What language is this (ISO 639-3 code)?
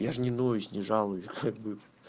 rus